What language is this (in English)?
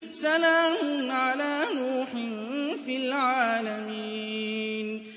Arabic